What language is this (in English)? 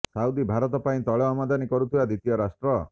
Odia